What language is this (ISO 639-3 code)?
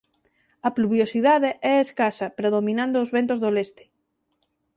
glg